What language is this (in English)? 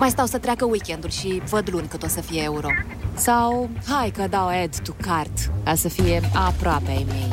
Romanian